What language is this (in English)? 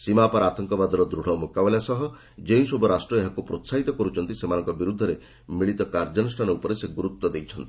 Odia